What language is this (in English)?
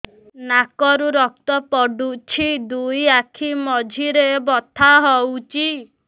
Odia